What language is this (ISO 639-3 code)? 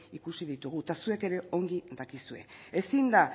eus